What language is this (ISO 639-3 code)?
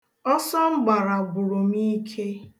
ibo